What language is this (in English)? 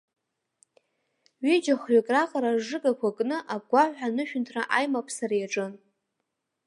Abkhazian